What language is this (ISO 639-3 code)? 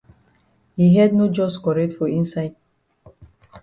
wes